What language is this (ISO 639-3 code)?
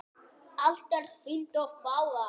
isl